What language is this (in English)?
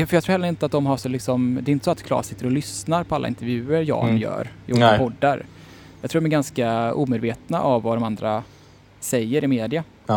Swedish